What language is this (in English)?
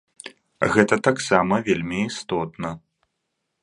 Belarusian